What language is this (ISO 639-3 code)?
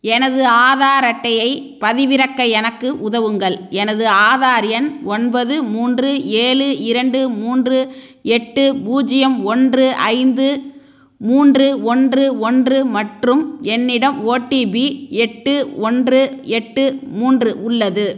tam